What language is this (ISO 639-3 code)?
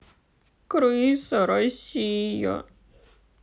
rus